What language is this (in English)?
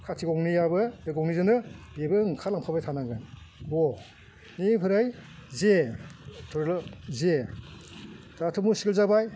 Bodo